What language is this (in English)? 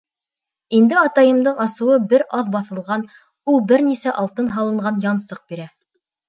Bashkir